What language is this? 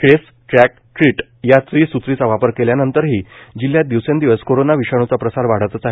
Marathi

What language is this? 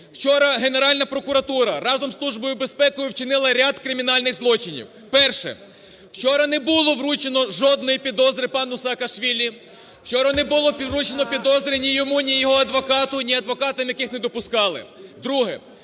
Ukrainian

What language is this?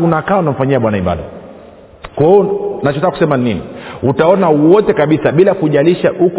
Swahili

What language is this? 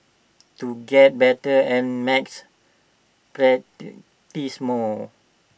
English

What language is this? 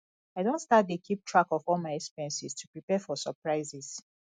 Nigerian Pidgin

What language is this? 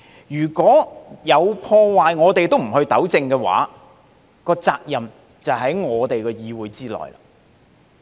Cantonese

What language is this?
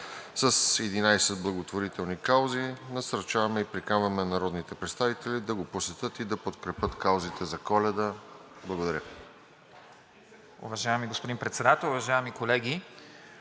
Bulgarian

